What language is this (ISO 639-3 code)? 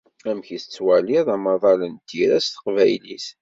kab